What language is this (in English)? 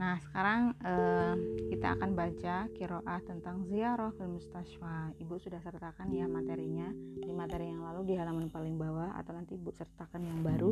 Indonesian